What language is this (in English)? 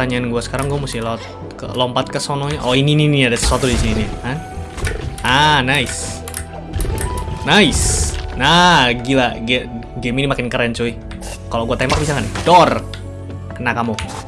Indonesian